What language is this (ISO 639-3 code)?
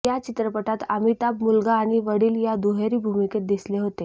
mar